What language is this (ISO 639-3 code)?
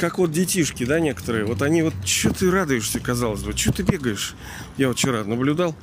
rus